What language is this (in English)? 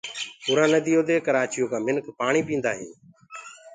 Gurgula